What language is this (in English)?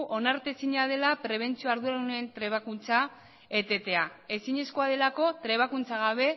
Basque